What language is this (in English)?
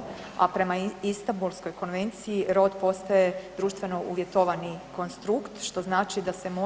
Croatian